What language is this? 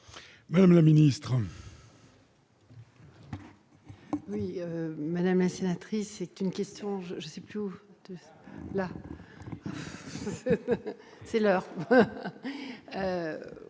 French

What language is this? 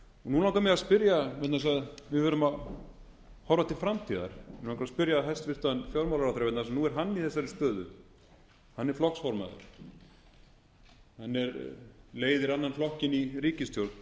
Icelandic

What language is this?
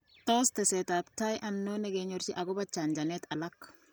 Kalenjin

